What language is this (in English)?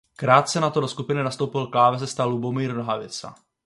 Czech